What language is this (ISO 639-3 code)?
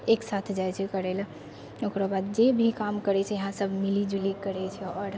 mai